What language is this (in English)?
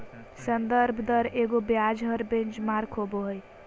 Magahi